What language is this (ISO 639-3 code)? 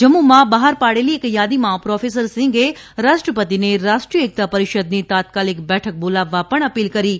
guj